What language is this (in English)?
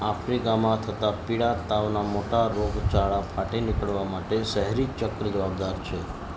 Gujarati